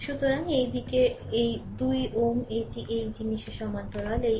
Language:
Bangla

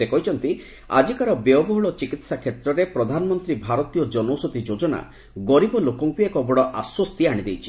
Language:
Odia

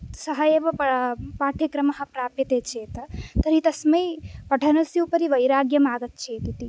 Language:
Sanskrit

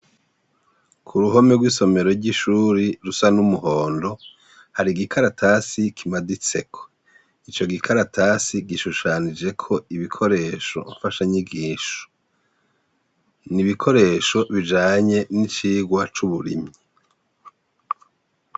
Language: Rundi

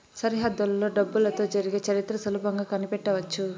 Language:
Telugu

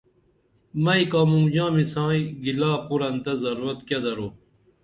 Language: Dameli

